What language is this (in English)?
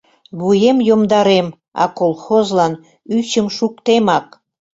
Mari